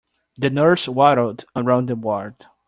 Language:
English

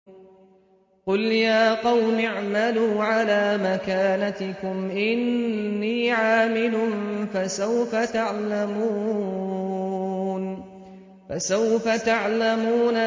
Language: Arabic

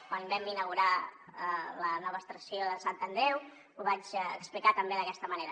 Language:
Catalan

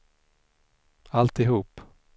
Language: Swedish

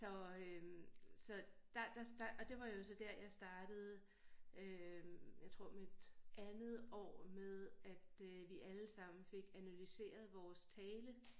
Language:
Danish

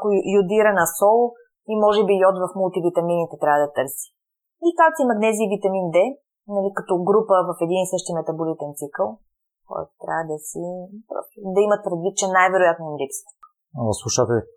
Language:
Bulgarian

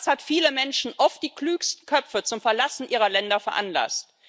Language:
German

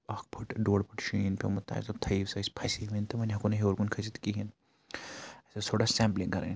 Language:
Kashmiri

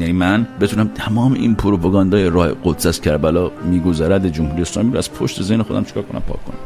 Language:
Persian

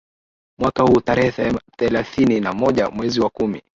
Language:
Swahili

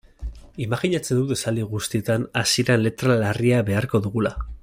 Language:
Basque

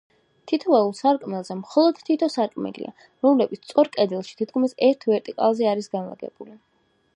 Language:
Georgian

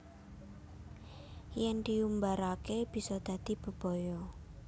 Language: Javanese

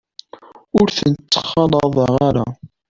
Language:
Kabyle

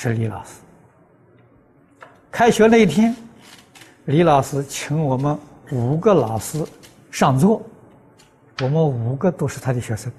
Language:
Chinese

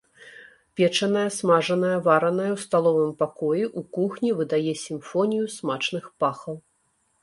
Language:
Belarusian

